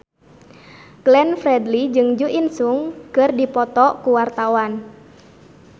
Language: Sundanese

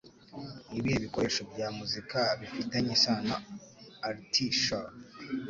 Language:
Kinyarwanda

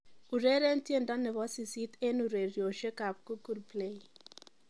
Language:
Kalenjin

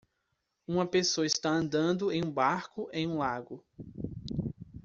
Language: Portuguese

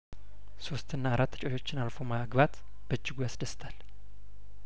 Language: Amharic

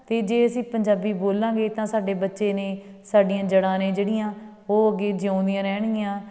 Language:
Punjabi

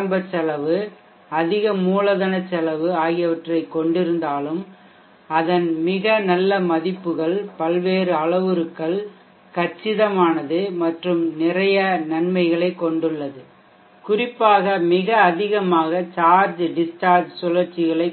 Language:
Tamil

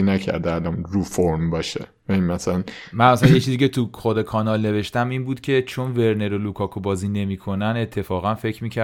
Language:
Persian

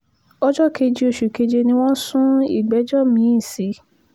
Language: Yoruba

